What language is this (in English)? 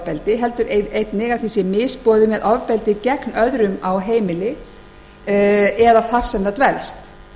Icelandic